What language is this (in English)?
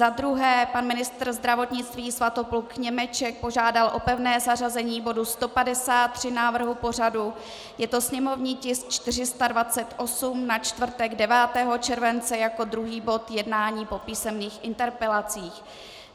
Czech